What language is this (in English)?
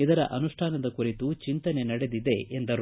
Kannada